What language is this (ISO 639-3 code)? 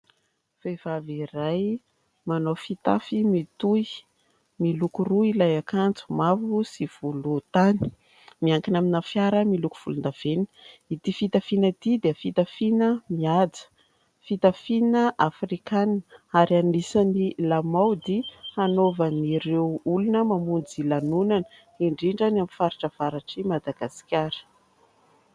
mlg